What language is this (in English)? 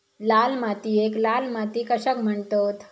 Marathi